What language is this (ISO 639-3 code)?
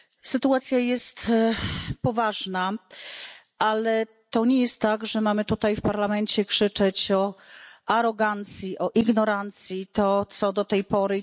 pol